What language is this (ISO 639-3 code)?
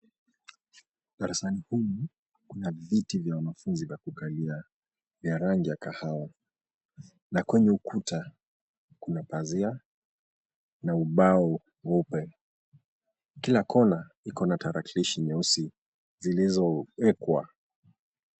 swa